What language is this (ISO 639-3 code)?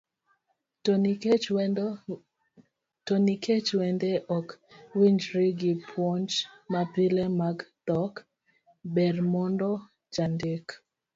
luo